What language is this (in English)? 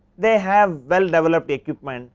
English